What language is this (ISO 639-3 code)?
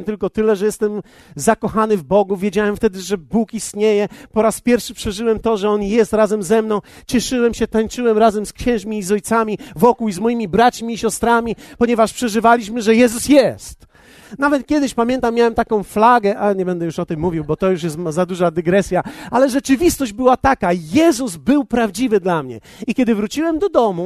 pol